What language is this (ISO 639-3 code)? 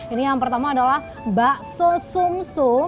ind